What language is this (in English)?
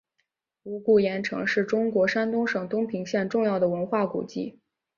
Chinese